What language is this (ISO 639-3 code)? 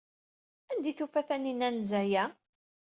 kab